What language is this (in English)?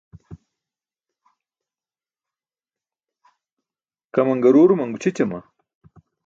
Burushaski